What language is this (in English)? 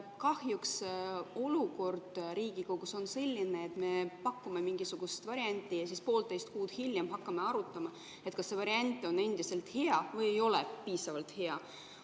Estonian